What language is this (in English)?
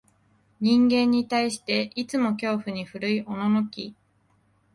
Japanese